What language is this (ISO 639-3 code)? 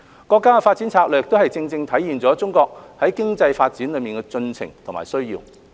yue